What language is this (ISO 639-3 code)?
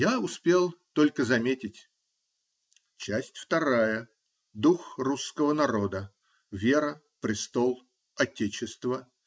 rus